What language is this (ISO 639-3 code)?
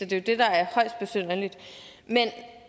dan